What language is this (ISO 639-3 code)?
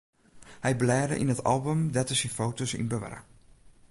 fry